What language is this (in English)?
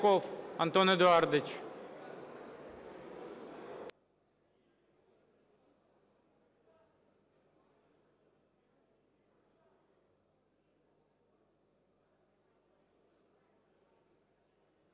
Ukrainian